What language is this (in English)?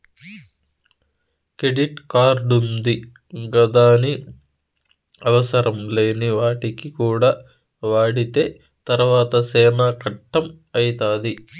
Telugu